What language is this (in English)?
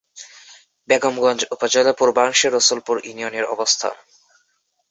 Bangla